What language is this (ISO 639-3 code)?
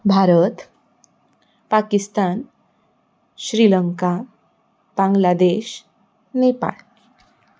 kok